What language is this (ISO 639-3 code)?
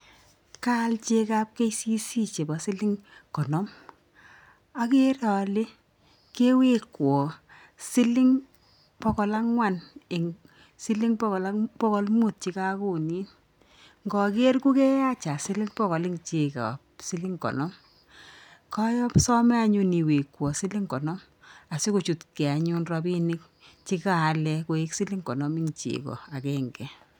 kln